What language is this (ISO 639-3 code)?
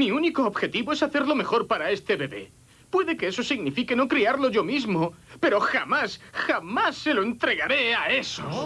spa